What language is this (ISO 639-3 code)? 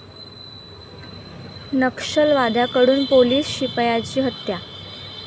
mar